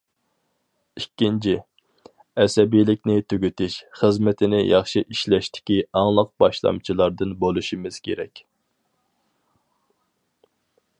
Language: Uyghur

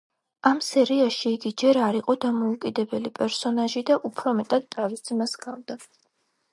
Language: Georgian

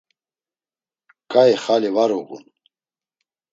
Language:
Laz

